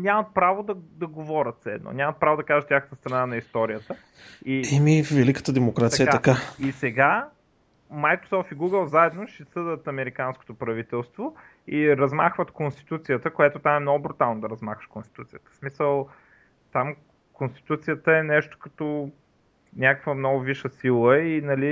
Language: Bulgarian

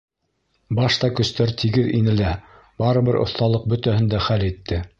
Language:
Bashkir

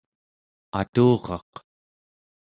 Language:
Central Yupik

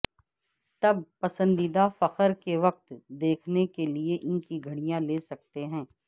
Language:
Urdu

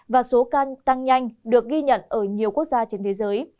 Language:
Vietnamese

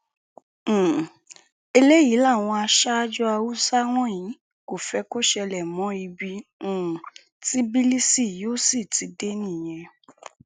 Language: Yoruba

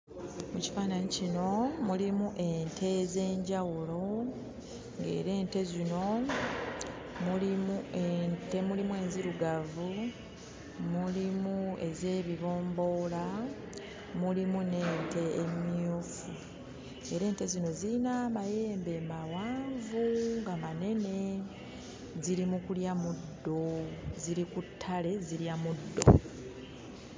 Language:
Ganda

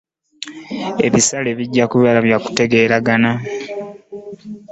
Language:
Ganda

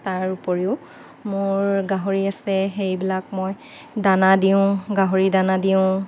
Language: Assamese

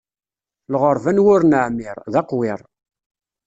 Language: Kabyle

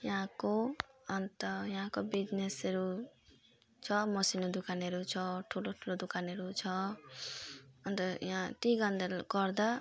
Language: Nepali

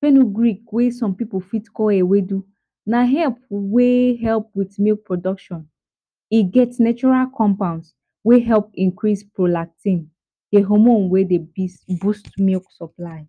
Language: Nigerian Pidgin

